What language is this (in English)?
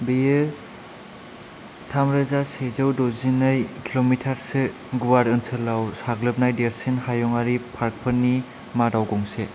Bodo